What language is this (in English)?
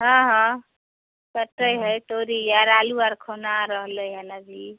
Maithili